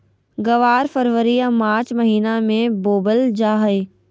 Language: Magahi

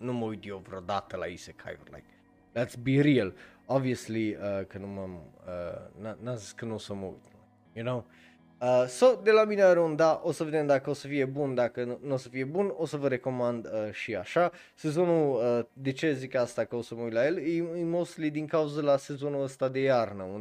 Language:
Romanian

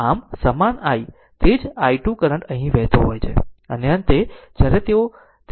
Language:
Gujarati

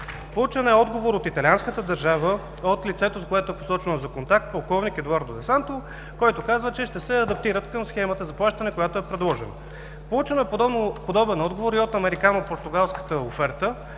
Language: Bulgarian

